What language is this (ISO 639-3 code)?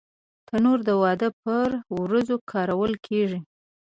pus